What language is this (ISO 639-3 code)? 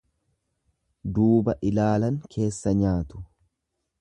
orm